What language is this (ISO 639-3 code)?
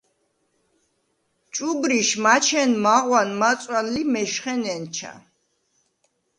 sva